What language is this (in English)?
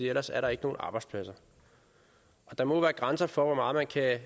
Danish